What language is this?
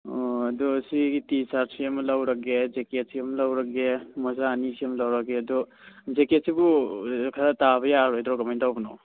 Manipuri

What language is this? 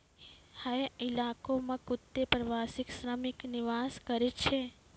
Maithili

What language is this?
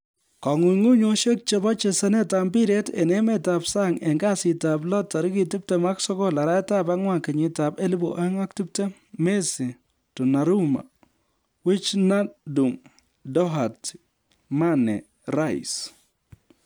Kalenjin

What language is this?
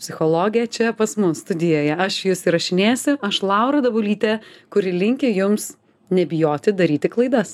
Lithuanian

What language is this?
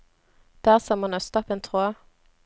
Norwegian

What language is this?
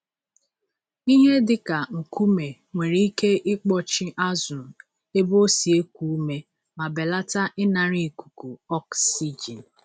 Igbo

